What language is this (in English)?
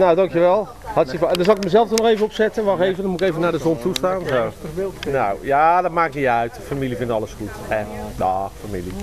Dutch